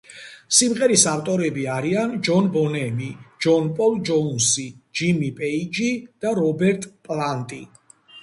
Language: Georgian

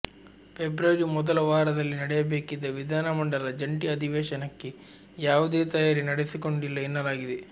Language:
Kannada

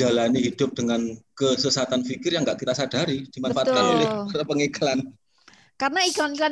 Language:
Indonesian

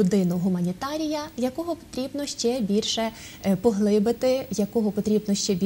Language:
Ukrainian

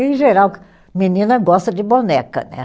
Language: Portuguese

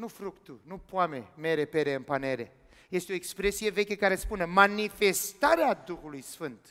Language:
Romanian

